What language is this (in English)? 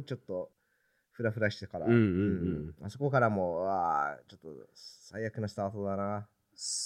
Japanese